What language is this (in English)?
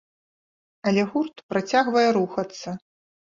Belarusian